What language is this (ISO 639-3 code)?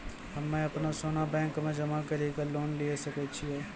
mai